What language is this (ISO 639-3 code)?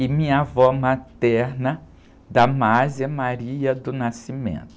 por